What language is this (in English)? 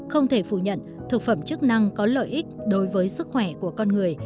Vietnamese